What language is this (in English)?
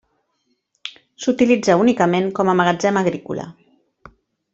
Catalan